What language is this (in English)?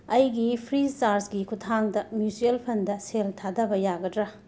Manipuri